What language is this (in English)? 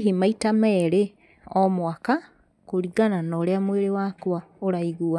Kikuyu